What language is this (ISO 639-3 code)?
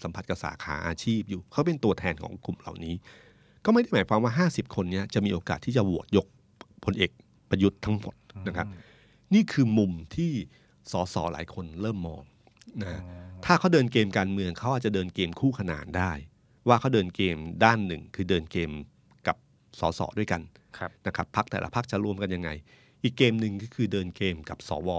tha